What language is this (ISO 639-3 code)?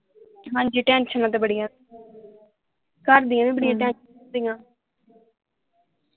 pan